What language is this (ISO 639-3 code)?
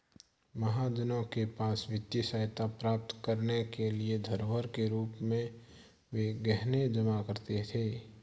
hin